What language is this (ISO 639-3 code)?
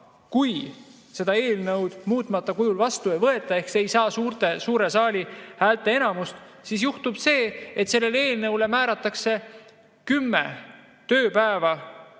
est